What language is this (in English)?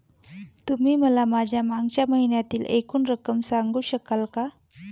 Marathi